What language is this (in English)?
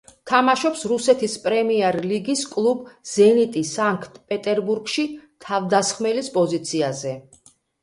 Georgian